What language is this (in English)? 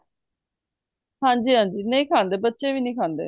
Punjabi